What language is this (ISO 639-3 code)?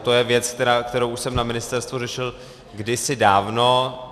ces